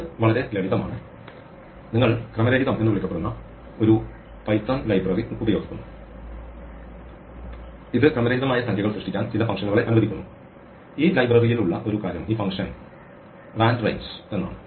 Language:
Malayalam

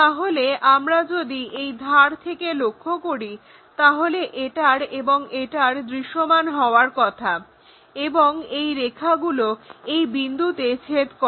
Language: Bangla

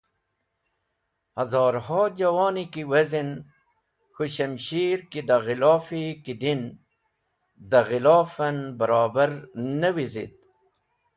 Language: Wakhi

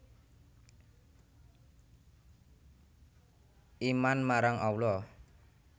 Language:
Javanese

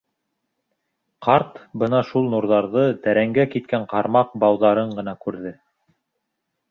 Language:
Bashkir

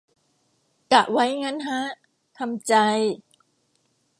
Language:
Thai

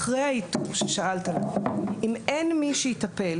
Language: Hebrew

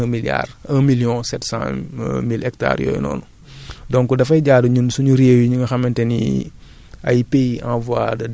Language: Wolof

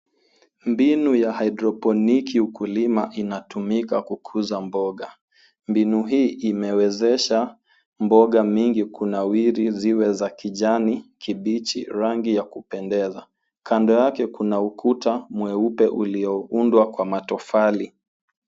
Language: Swahili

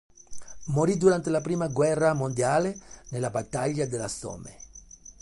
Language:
Italian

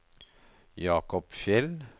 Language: Norwegian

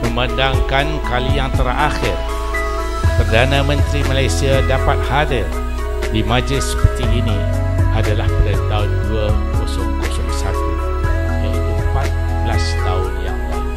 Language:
Malay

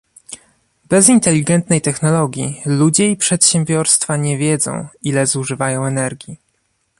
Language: Polish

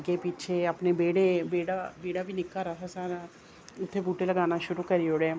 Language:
Dogri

